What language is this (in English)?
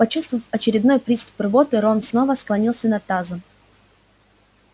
Russian